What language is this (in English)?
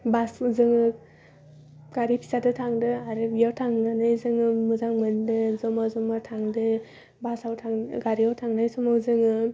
Bodo